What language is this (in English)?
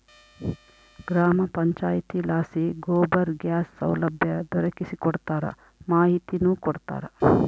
Kannada